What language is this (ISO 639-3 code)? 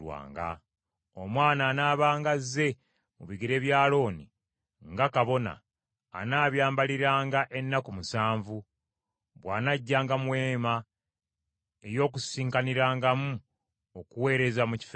lug